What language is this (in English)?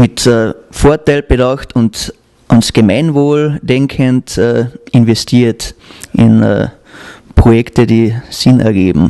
German